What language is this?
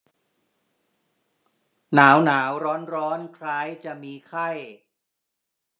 Thai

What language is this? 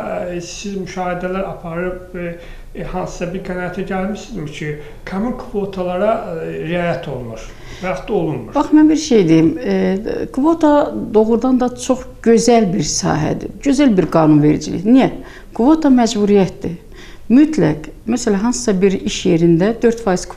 Turkish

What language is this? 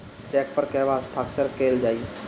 Bhojpuri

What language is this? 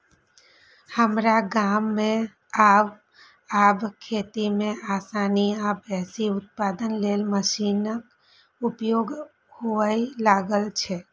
Maithili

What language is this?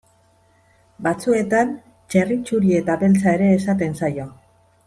Basque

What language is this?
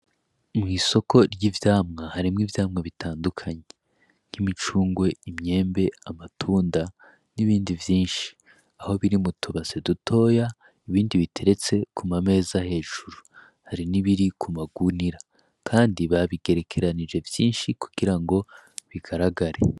Rundi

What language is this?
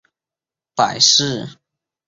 Chinese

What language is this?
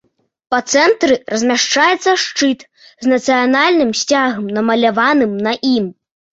Belarusian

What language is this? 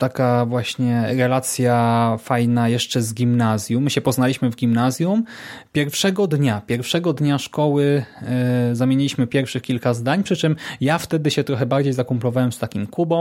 Polish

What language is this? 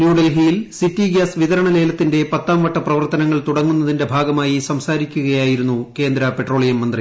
Malayalam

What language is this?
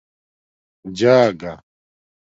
Domaaki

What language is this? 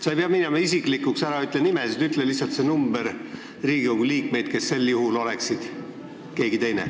Estonian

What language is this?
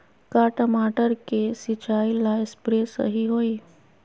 Magahi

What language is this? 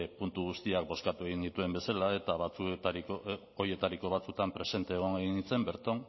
Basque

